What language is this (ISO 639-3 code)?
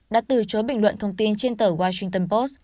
vie